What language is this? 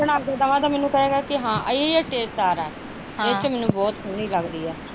Punjabi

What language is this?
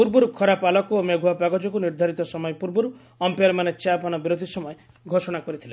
Odia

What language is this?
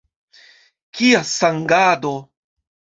Esperanto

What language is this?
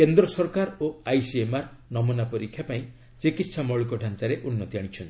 Odia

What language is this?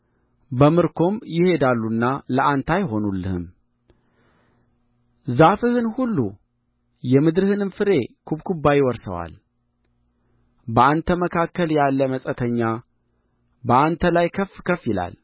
Amharic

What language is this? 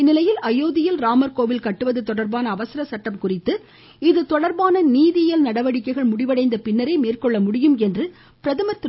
Tamil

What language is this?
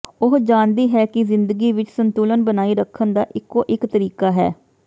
Punjabi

